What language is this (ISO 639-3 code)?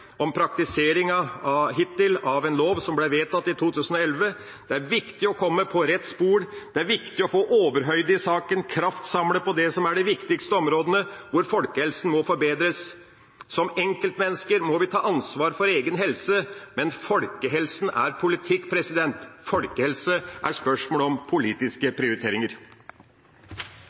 nob